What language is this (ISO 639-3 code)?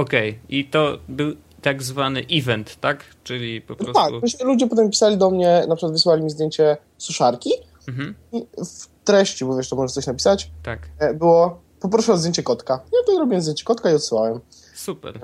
pol